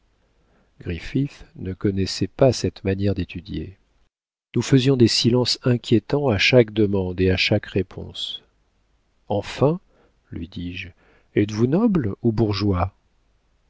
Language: French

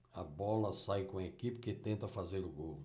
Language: Portuguese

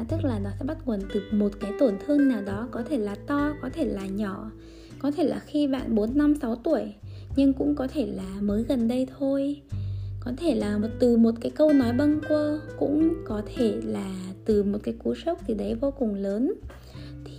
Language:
Vietnamese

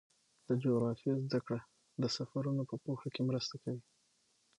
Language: Pashto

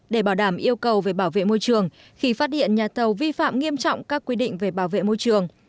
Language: Vietnamese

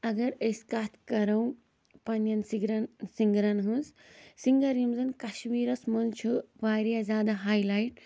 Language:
Kashmiri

